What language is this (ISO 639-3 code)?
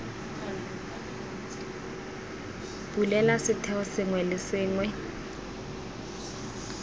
tsn